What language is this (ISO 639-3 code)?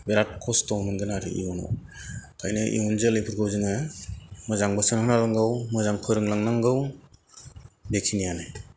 brx